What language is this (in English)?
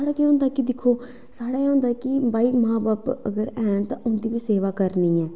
Dogri